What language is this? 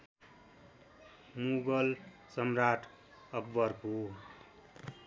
Nepali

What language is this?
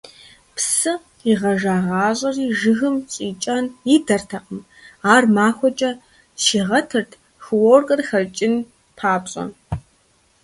Kabardian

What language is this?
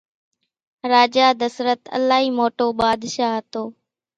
Kachi Koli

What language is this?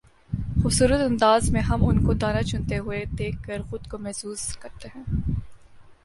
Urdu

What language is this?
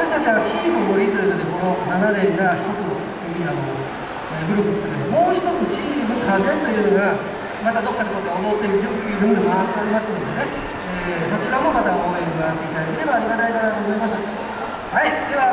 Japanese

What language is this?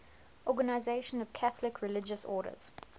English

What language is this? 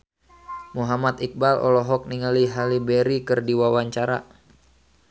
Sundanese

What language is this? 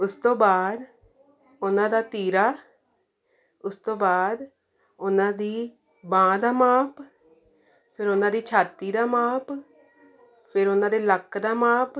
Punjabi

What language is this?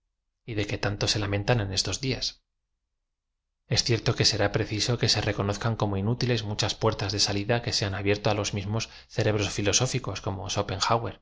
Spanish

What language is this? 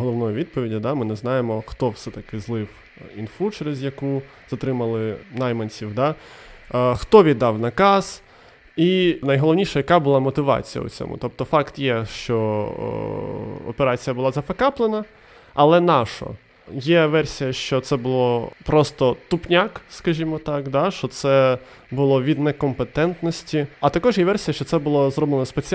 Ukrainian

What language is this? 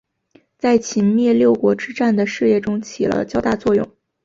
Chinese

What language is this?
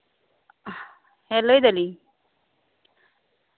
Santali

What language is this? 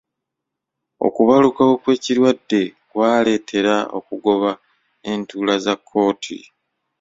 Ganda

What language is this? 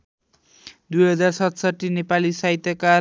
Nepali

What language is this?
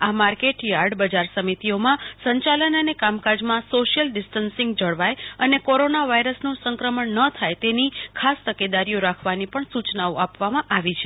Gujarati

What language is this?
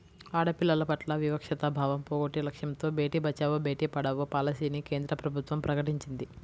Telugu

